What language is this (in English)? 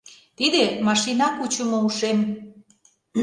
Mari